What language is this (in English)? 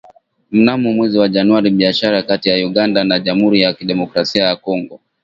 Swahili